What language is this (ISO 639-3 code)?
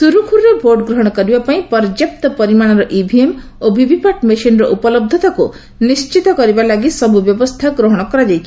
ori